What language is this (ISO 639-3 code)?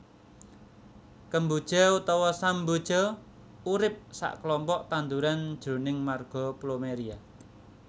jav